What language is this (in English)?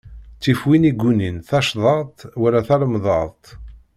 Kabyle